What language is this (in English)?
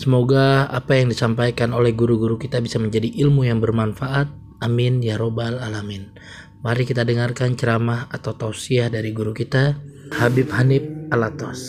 Indonesian